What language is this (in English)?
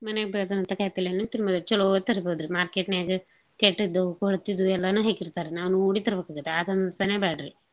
Kannada